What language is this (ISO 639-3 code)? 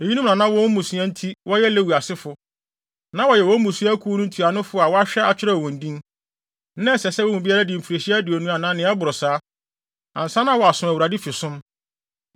aka